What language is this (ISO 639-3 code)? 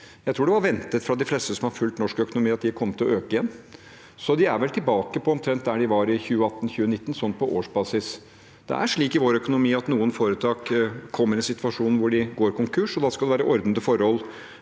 nor